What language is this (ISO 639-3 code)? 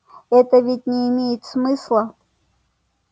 rus